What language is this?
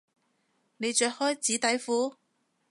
Cantonese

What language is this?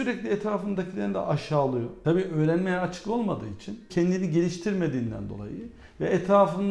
Turkish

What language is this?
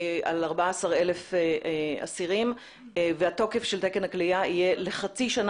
Hebrew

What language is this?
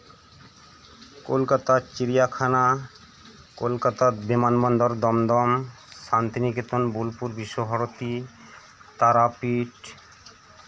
Santali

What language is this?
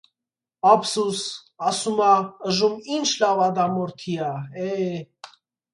Armenian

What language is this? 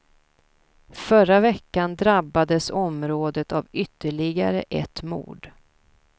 Swedish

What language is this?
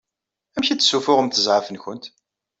Kabyle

